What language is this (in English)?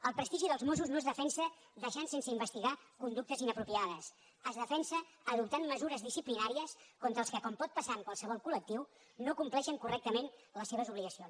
Catalan